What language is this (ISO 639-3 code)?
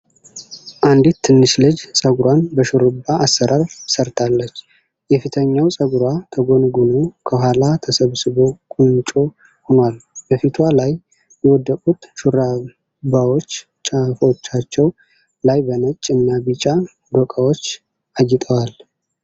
amh